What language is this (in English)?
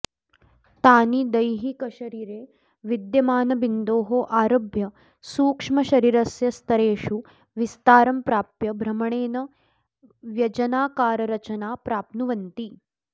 Sanskrit